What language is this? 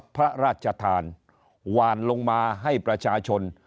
Thai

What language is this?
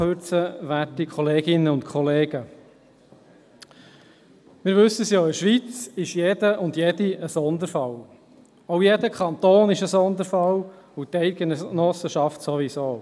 Swiss German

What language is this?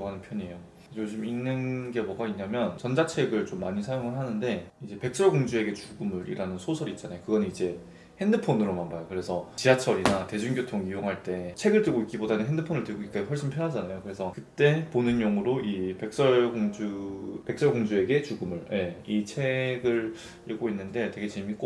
Korean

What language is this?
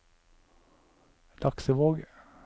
Norwegian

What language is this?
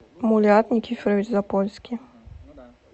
Russian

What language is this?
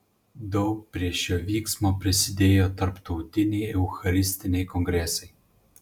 Lithuanian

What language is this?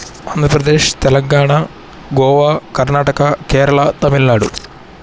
Telugu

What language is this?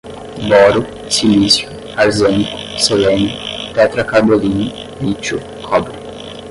Portuguese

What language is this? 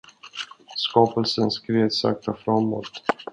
Swedish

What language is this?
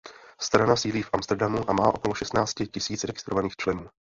Czech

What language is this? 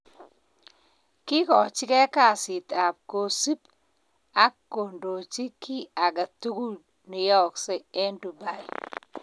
Kalenjin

